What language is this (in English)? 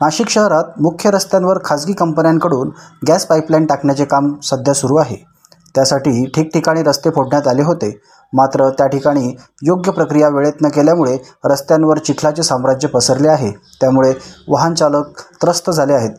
Marathi